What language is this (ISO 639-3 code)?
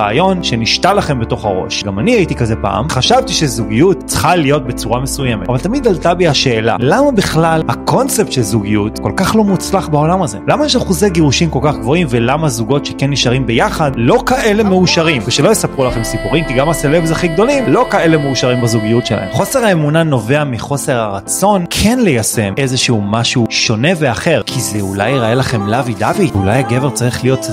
heb